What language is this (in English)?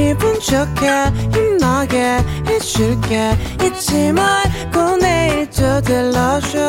Korean